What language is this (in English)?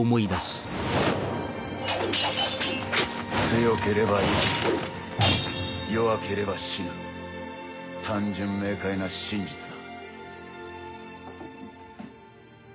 Japanese